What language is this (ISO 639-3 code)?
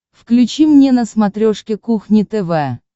rus